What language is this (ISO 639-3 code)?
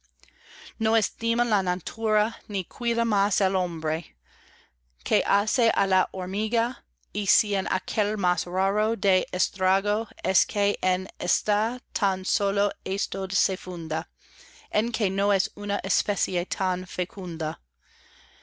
spa